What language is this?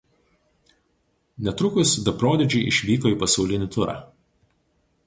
Lithuanian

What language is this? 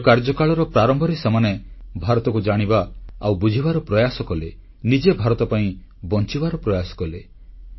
Odia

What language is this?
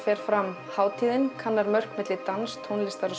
Icelandic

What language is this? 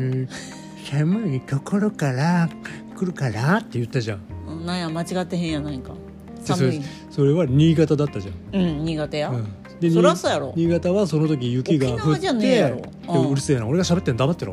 Japanese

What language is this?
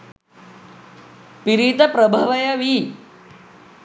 Sinhala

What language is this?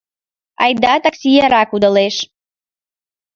Mari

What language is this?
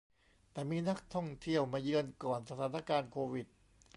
Thai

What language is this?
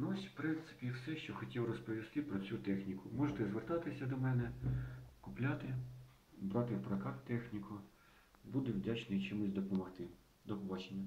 Ukrainian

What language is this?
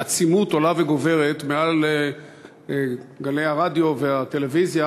Hebrew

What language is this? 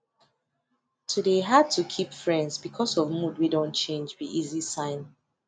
Nigerian Pidgin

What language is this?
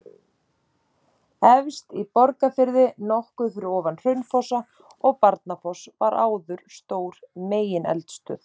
Icelandic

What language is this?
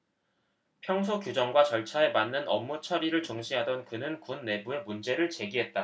Korean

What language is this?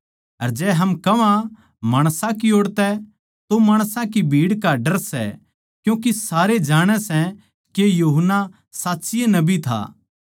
Haryanvi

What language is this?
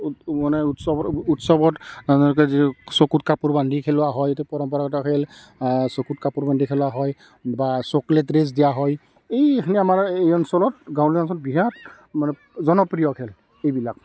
Assamese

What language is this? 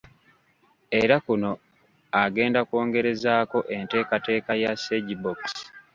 Ganda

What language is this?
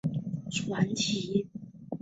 Chinese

